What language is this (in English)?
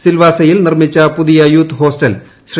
Malayalam